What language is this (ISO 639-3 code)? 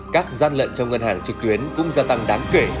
vie